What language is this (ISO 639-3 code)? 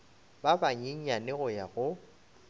nso